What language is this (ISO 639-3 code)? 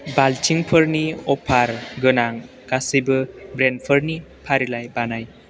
brx